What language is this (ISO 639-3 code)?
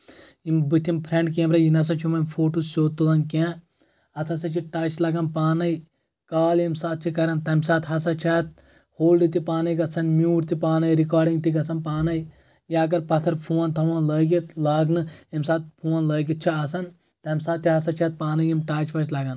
kas